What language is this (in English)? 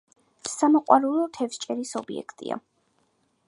Georgian